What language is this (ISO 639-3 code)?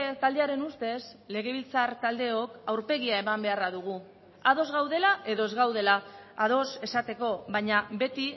eus